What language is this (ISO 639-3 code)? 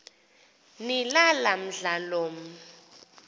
xho